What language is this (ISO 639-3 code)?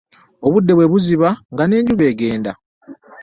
lug